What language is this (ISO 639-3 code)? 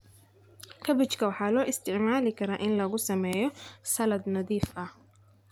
som